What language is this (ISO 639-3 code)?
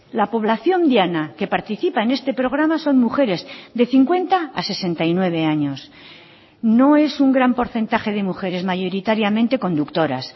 spa